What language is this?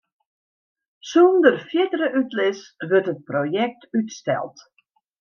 Western Frisian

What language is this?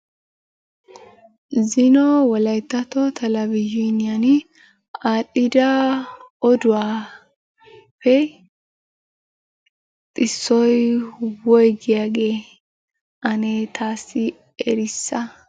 Wolaytta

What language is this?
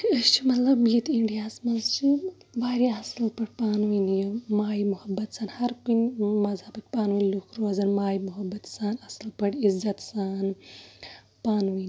Kashmiri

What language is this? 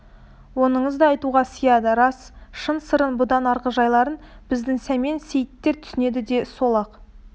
Kazakh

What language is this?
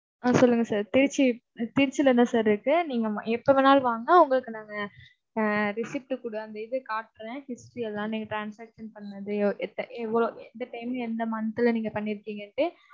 Tamil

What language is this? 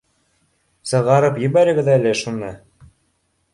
Bashkir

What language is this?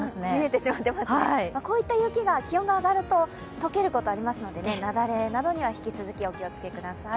Japanese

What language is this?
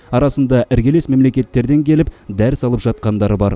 Kazakh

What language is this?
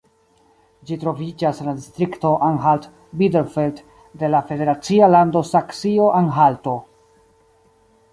Esperanto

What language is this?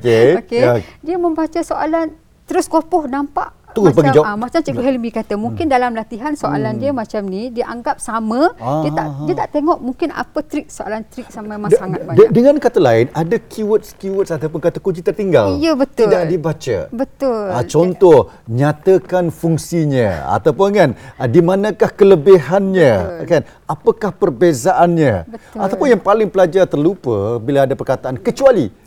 Malay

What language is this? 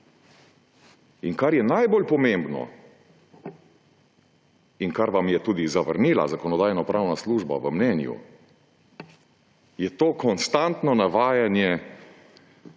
Slovenian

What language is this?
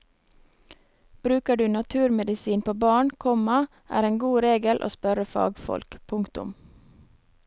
Norwegian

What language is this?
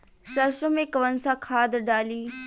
Bhojpuri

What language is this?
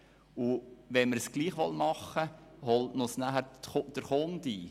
Swiss German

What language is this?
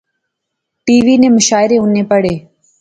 Pahari-Potwari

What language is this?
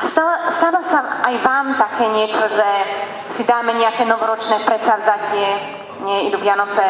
Slovak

